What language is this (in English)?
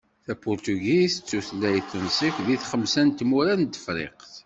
Kabyle